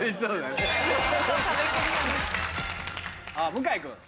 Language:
Japanese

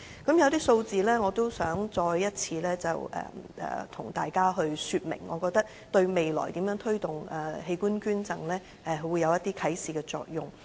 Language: Cantonese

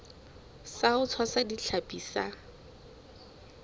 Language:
Southern Sotho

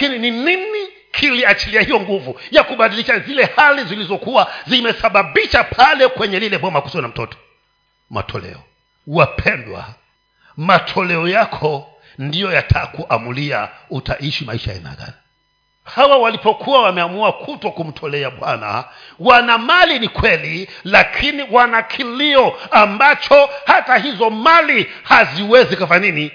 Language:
Swahili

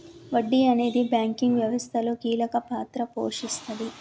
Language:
Telugu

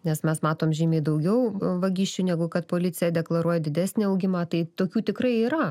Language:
Lithuanian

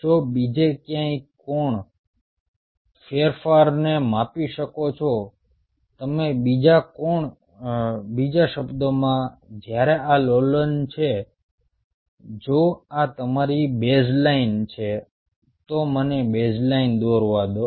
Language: Gujarati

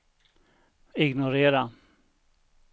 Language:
Swedish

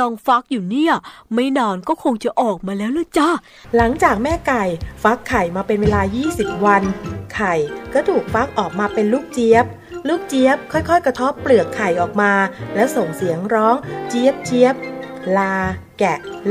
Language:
Thai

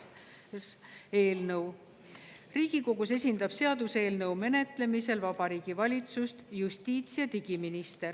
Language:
Estonian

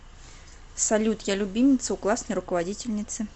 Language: Russian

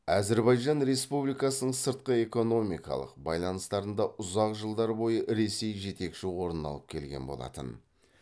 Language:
Kazakh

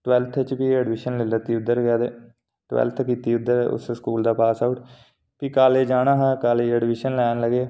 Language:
Dogri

